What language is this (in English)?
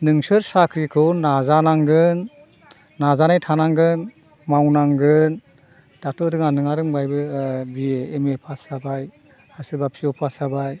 Bodo